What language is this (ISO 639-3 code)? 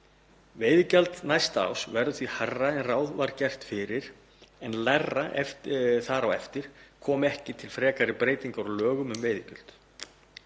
isl